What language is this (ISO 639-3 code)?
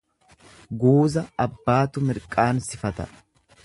orm